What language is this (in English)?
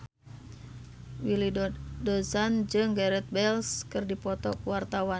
Sundanese